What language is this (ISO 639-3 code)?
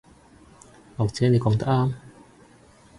yue